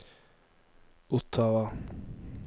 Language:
Norwegian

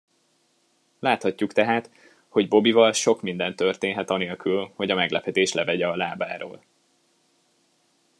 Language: Hungarian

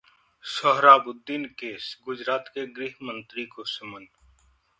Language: Hindi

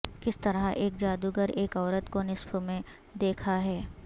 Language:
Urdu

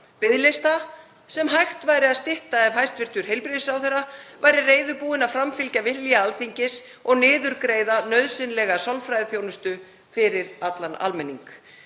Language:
Icelandic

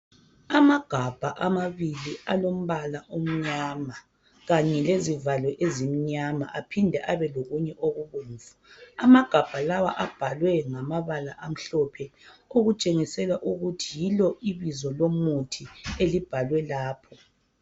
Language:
North Ndebele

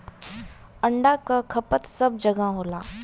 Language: Bhojpuri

